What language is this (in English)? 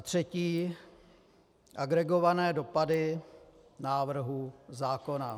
Czech